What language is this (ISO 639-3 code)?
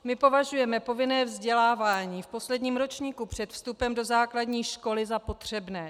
ces